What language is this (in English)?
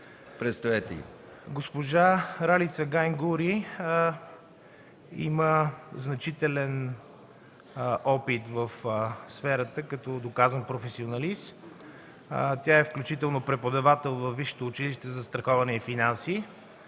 Bulgarian